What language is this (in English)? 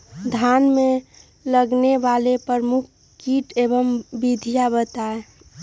Magahi